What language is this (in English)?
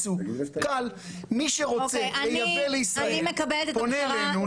Hebrew